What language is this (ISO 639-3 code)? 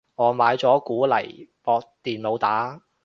yue